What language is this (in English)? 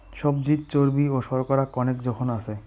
Bangla